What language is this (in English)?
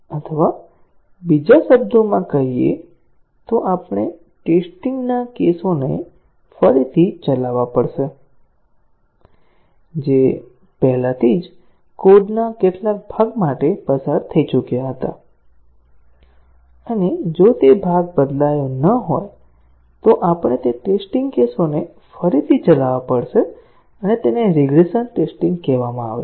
Gujarati